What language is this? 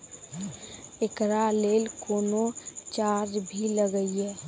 Maithili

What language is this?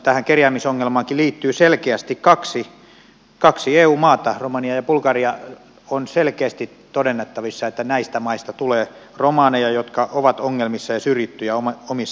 Finnish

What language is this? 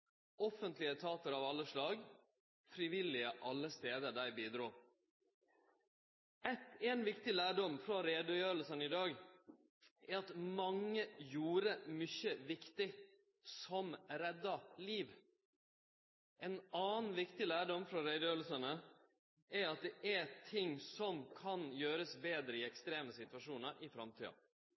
Norwegian Nynorsk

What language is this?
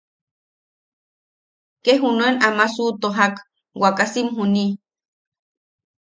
Yaqui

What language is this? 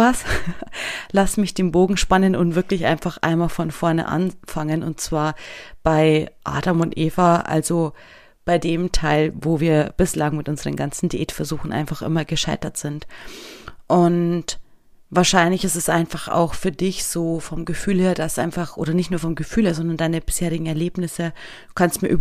German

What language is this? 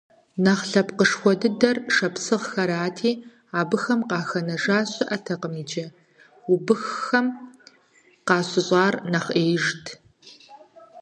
Kabardian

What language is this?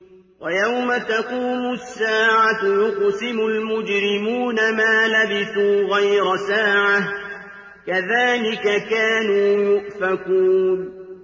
Arabic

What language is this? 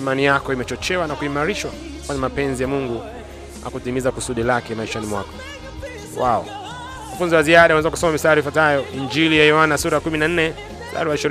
Swahili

